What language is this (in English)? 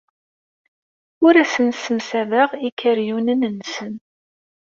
Kabyle